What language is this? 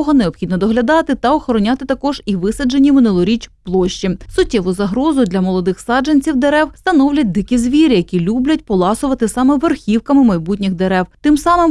Ukrainian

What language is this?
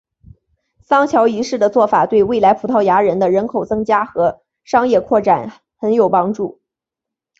Chinese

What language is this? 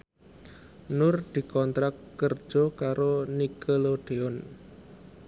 Javanese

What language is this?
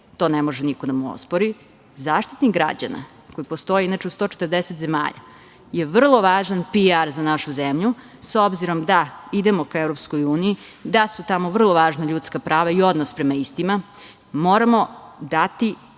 Serbian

